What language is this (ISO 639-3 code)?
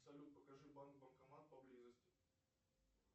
rus